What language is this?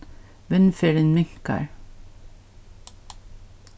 Faroese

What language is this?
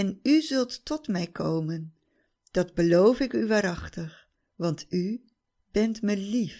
Dutch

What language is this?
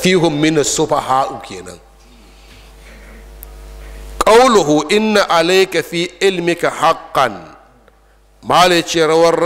Arabic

